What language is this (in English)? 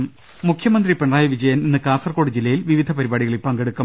Malayalam